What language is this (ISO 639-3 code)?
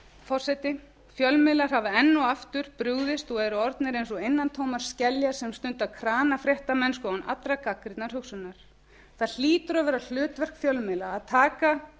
isl